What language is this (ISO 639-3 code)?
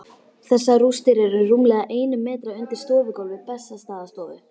isl